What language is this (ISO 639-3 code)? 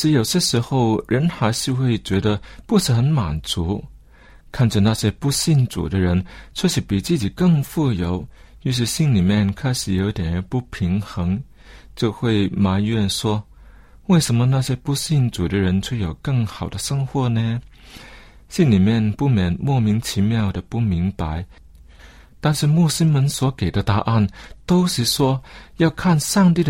zho